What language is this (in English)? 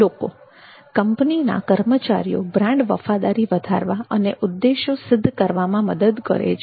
Gujarati